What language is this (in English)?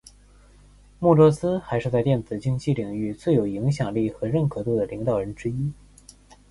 Chinese